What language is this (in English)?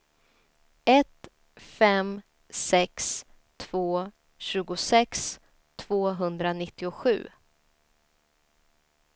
Swedish